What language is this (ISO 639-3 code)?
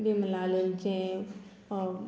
kok